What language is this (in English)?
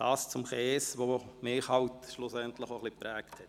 Swiss German